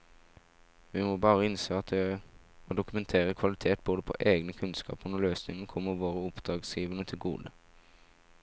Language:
Norwegian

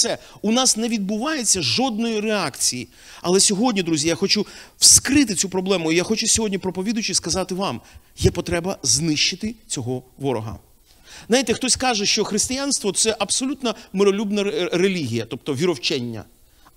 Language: Ukrainian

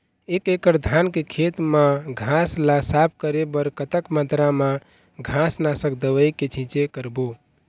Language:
Chhattisgarhi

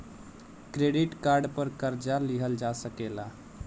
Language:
Bhojpuri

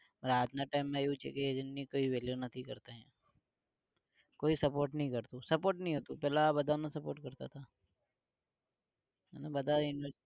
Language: Gujarati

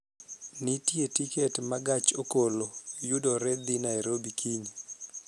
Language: Luo (Kenya and Tanzania)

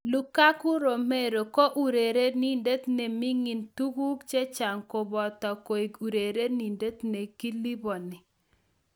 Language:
Kalenjin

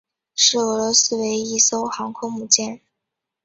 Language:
Chinese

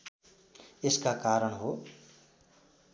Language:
Nepali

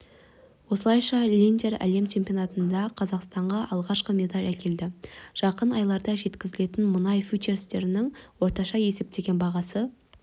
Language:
Kazakh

